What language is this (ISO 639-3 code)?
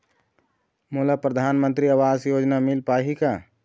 hne